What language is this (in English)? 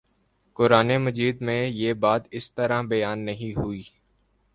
Urdu